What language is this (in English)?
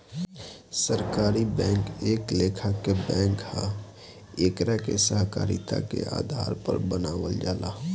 Bhojpuri